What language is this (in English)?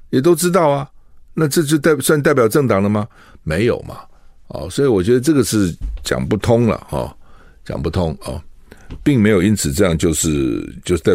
Chinese